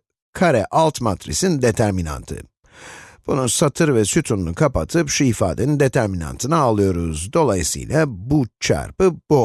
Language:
Turkish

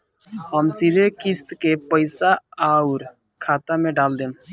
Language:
Bhojpuri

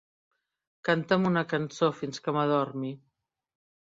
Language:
Catalan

